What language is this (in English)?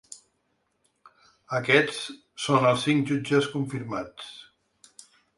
Catalan